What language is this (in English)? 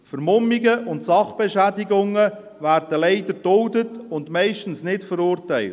Swiss German